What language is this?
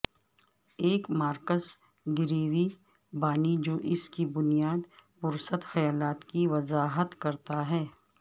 Urdu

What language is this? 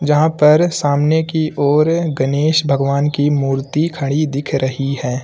Hindi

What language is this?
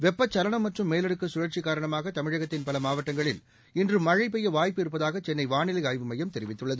Tamil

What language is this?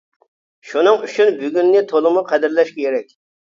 Uyghur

